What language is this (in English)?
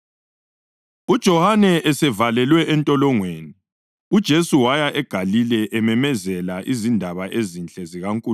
North Ndebele